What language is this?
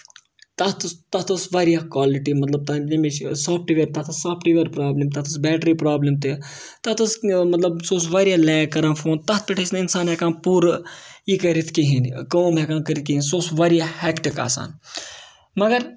Kashmiri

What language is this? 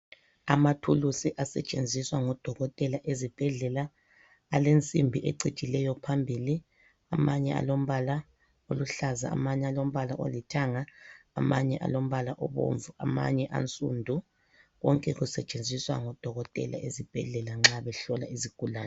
North Ndebele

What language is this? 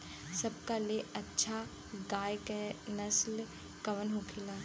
Bhojpuri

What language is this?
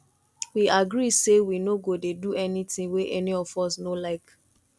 Nigerian Pidgin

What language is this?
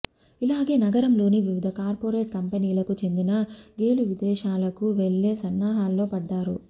Telugu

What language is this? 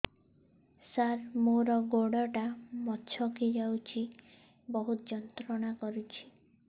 Odia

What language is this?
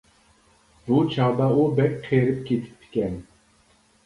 Uyghur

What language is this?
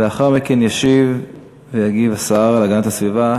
Hebrew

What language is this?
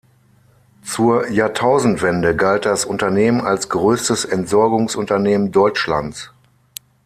German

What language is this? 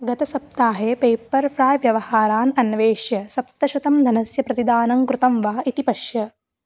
Sanskrit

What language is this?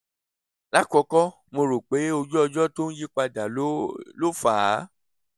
Yoruba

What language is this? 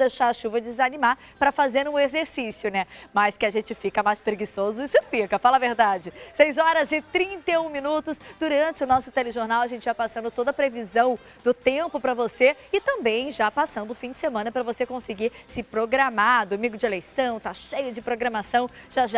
Portuguese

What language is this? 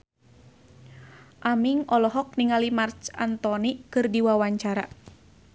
Sundanese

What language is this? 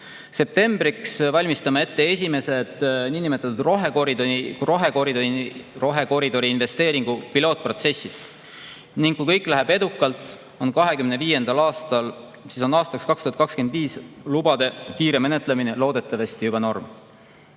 Estonian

